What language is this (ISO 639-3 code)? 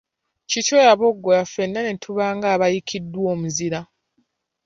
lug